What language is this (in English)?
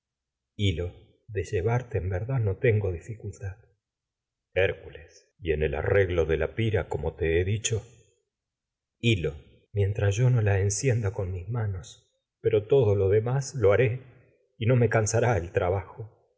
Spanish